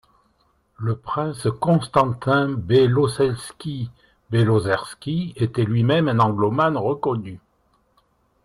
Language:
French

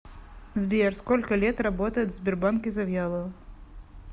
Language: Russian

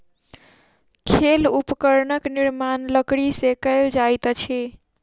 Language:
Maithili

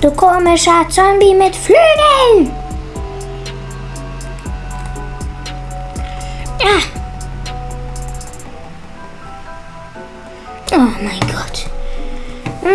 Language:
German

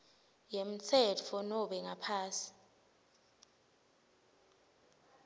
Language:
Swati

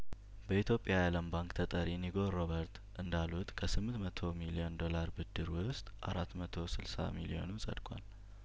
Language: Amharic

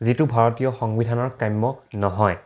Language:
Assamese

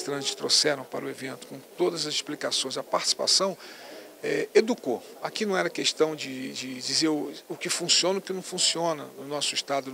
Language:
Portuguese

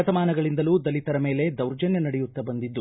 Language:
Kannada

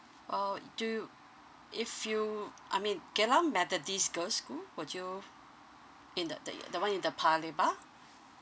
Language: English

